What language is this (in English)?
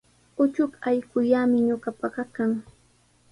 Sihuas Ancash Quechua